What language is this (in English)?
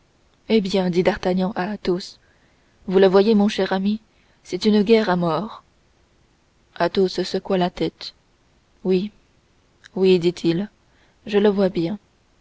French